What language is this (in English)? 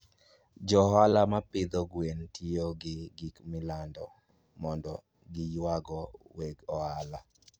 Luo (Kenya and Tanzania)